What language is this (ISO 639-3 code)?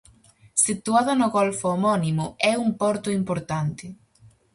glg